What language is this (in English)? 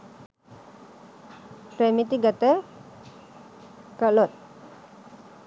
Sinhala